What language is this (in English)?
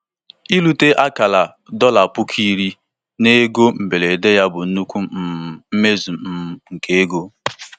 Igbo